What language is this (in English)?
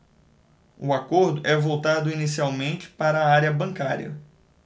Portuguese